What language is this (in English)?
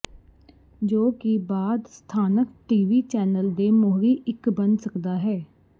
Punjabi